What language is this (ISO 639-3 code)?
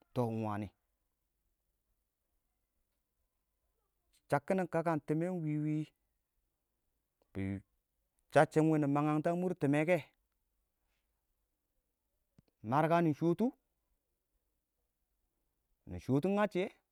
awo